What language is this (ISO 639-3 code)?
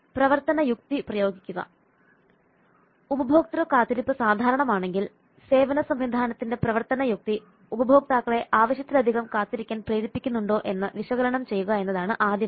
mal